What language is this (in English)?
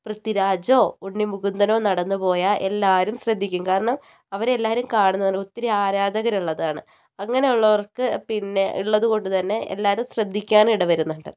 Malayalam